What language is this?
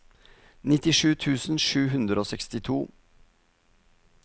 Norwegian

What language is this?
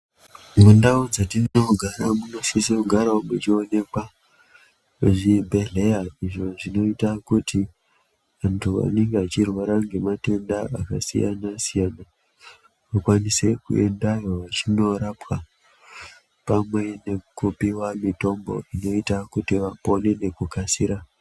Ndau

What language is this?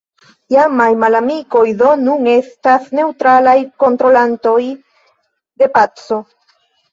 Esperanto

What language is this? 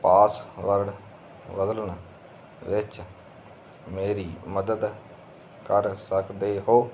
Punjabi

